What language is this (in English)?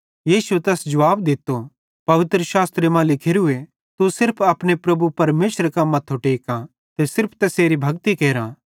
Bhadrawahi